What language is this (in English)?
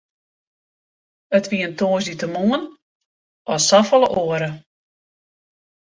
Western Frisian